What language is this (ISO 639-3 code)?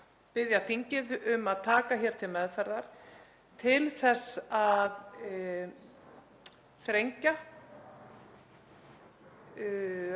isl